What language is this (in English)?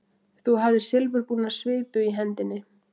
Icelandic